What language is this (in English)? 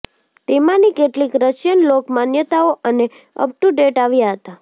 Gujarati